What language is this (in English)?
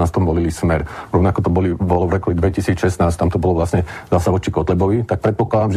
Slovak